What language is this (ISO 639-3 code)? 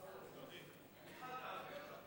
heb